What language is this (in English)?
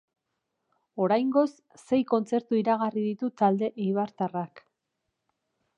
Basque